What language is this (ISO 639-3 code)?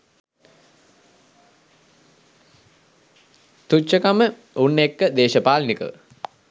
sin